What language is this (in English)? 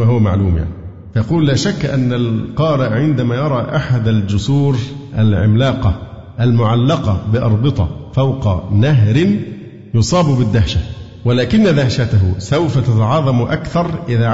Arabic